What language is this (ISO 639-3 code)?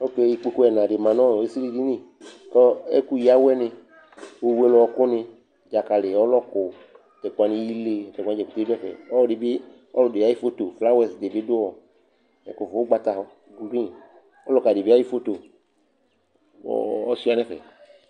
kpo